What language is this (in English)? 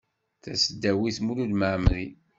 Kabyle